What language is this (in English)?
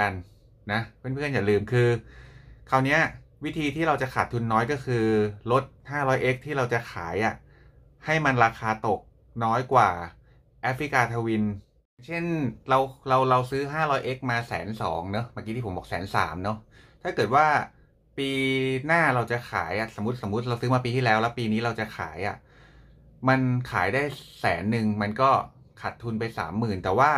Thai